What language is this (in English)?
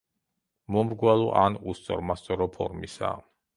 Georgian